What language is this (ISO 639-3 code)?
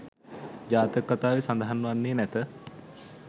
sin